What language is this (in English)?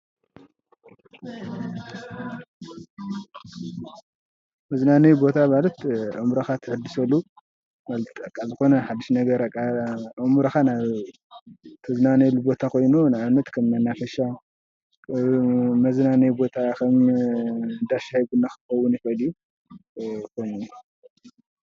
Tigrinya